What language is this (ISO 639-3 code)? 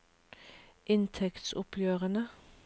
nor